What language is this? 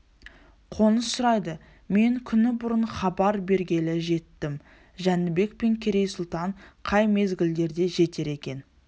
Kazakh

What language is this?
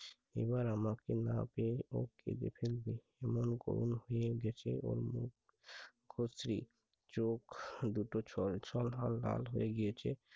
Bangla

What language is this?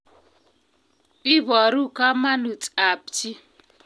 Kalenjin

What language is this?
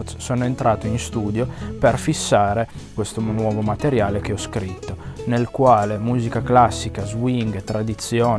Italian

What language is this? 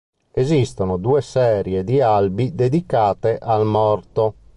Italian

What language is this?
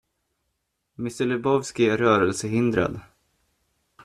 Swedish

